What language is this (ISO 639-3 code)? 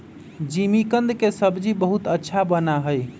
mag